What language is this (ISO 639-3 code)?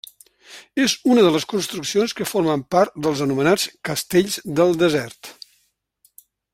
cat